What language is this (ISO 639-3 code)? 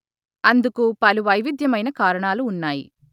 tel